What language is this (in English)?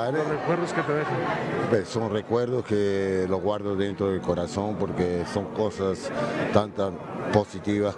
Spanish